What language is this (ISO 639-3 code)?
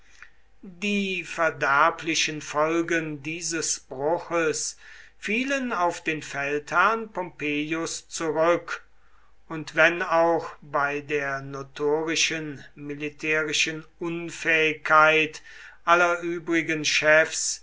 deu